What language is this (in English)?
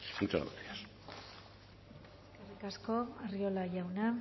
Basque